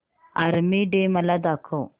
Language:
Marathi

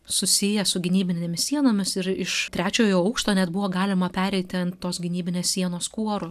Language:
Lithuanian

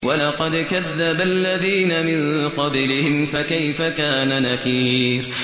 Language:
Arabic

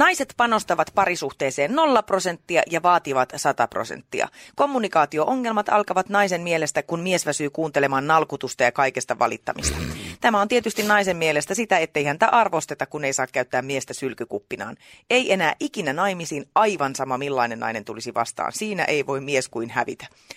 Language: Finnish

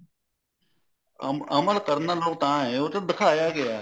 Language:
Punjabi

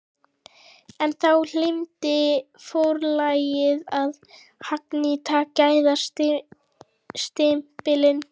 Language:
Icelandic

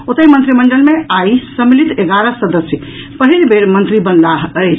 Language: Maithili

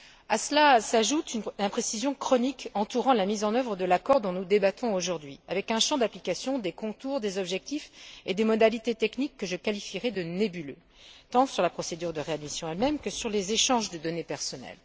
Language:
French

